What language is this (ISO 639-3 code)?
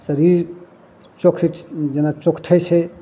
mai